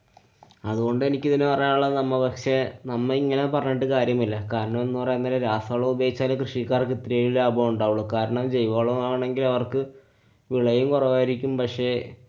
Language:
Malayalam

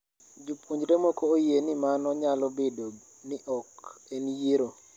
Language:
Luo (Kenya and Tanzania)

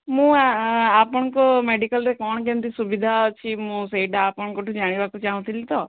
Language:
Odia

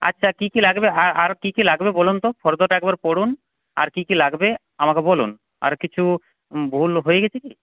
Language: Bangla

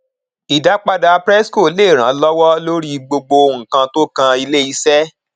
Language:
Yoruba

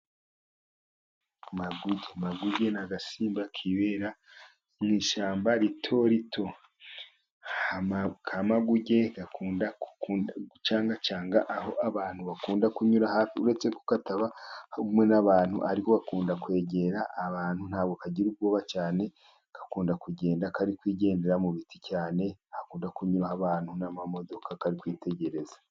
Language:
Kinyarwanda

